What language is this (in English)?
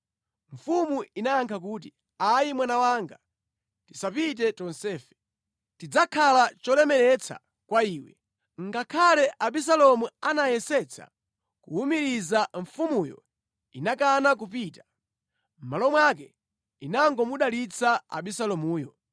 Nyanja